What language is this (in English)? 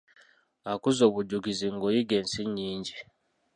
Ganda